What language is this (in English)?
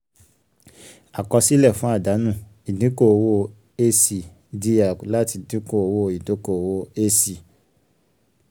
Yoruba